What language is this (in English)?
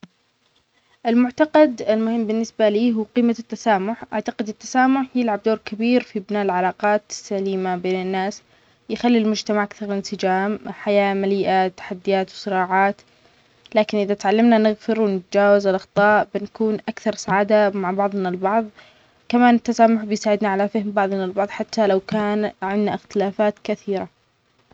Omani Arabic